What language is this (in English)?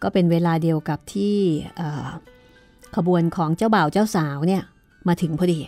Thai